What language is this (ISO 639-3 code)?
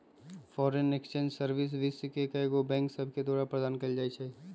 mag